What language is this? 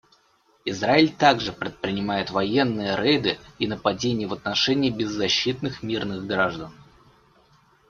Russian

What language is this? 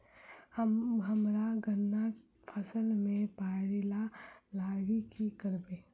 Maithili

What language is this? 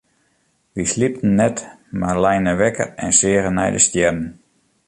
Western Frisian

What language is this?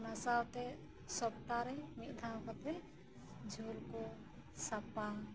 Santali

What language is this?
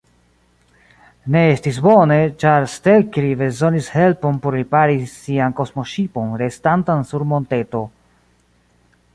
Esperanto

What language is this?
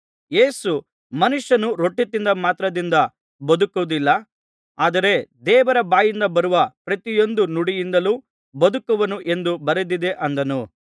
Kannada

